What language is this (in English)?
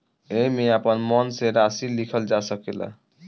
Bhojpuri